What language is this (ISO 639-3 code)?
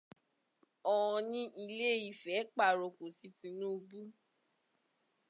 yor